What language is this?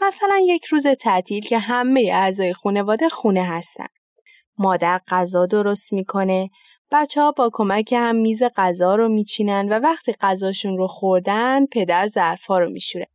Persian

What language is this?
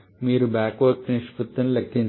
Telugu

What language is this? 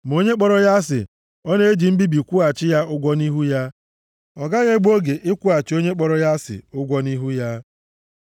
Igbo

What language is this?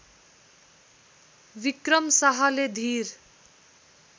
Nepali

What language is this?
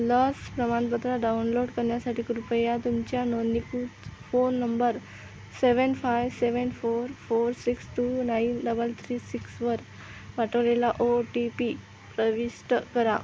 Marathi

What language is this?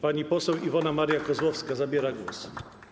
Polish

